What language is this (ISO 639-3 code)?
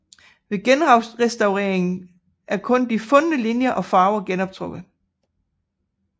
dan